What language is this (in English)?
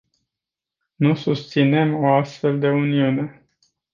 Romanian